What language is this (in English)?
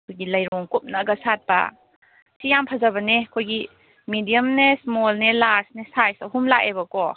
Manipuri